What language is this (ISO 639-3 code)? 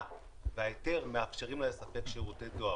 heb